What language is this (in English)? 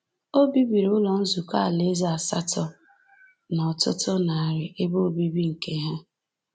Igbo